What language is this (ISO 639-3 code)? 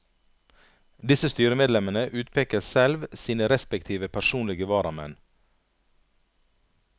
nor